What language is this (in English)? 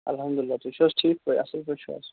Kashmiri